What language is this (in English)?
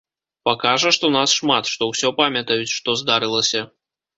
Belarusian